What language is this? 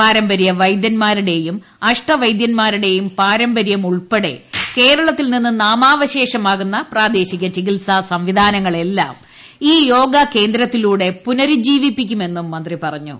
Malayalam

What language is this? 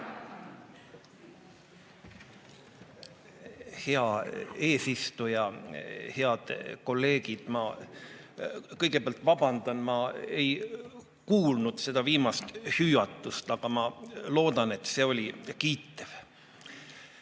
Estonian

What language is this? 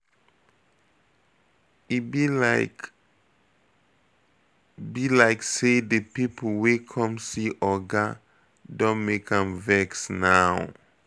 Nigerian Pidgin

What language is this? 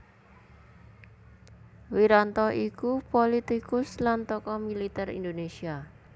Javanese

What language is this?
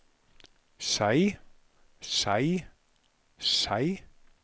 Norwegian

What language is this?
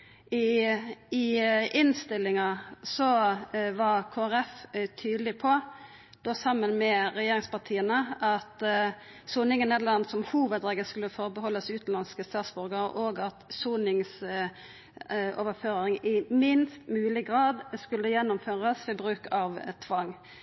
Norwegian Nynorsk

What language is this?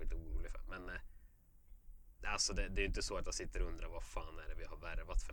Swedish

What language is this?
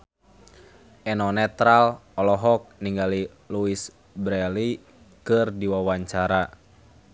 Sundanese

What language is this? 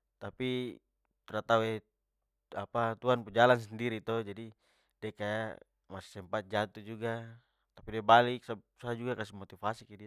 Papuan Malay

